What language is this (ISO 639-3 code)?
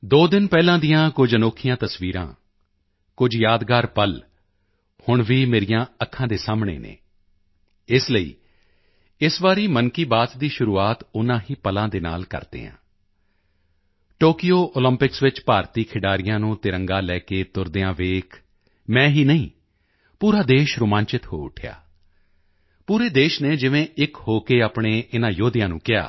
pan